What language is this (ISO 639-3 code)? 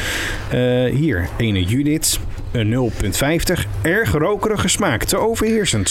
nld